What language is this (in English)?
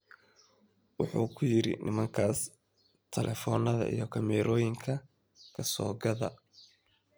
Somali